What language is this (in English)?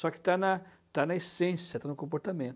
Portuguese